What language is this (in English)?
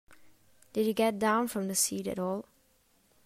English